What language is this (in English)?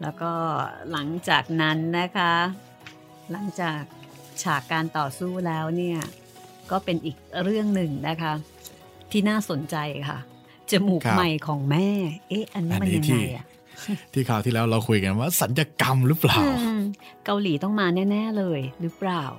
Thai